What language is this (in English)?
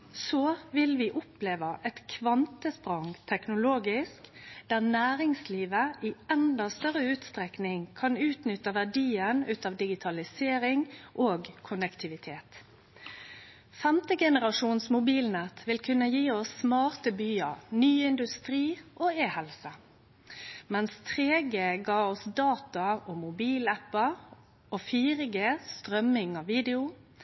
Norwegian Nynorsk